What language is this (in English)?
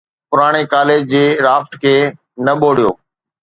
Sindhi